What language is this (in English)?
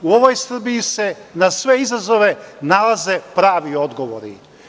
Serbian